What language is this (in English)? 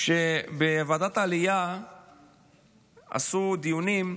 Hebrew